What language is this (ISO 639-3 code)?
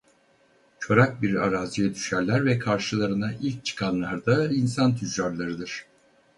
tur